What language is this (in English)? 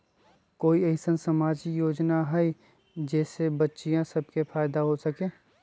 Magahi